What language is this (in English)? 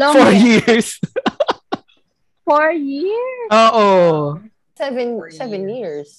Filipino